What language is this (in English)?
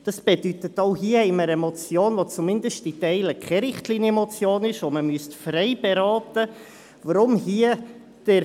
Swiss German